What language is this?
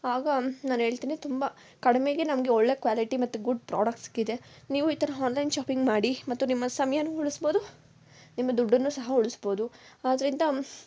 Kannada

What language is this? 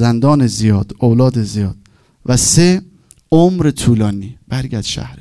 Persian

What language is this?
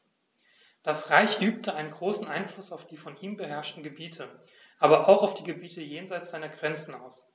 German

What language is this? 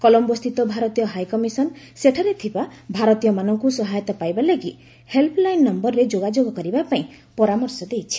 Odia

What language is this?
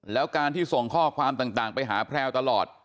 Thai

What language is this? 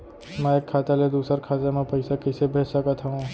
Chhattisgarhi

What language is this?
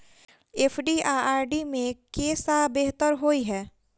Maithili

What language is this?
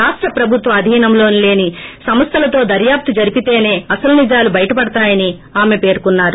Telugu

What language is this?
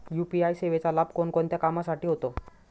Marathi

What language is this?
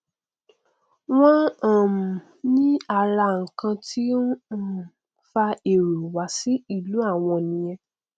Yoruba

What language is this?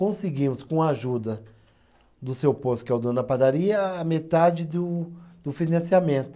Portuguese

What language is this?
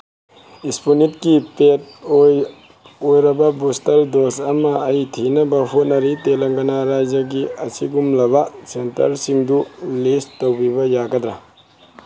Manipuri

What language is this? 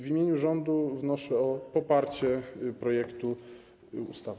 Polish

